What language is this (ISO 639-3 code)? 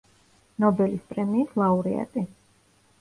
kat